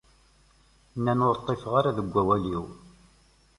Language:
Kabyle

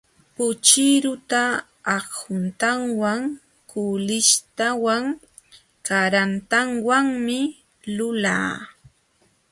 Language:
Jauja Wanca Quechua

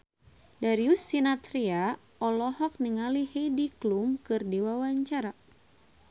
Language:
Sundanese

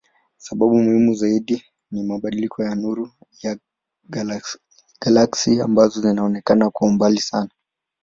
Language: Swahili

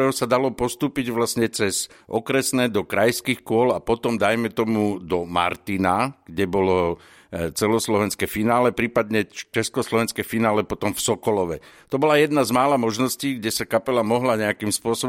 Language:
Slovak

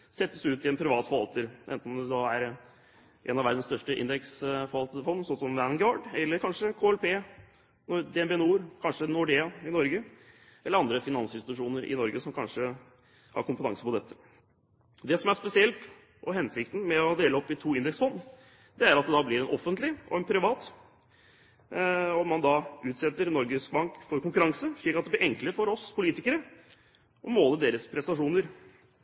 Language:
Norwegian Bokmål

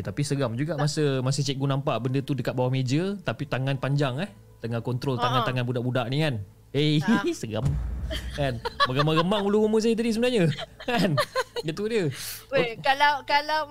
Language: Malay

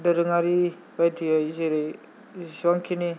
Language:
Bodo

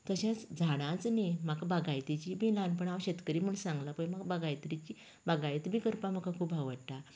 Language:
Konkani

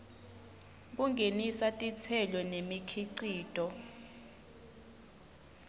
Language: Swati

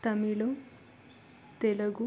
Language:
Kannada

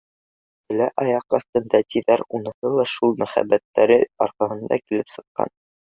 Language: Bashkir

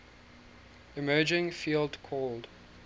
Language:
English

